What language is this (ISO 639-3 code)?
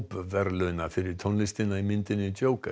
isl